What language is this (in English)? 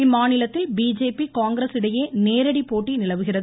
Tamil